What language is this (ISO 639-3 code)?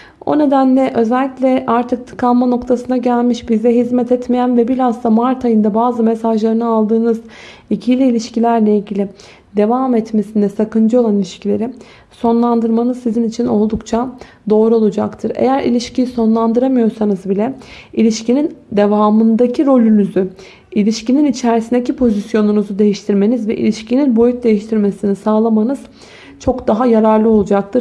tur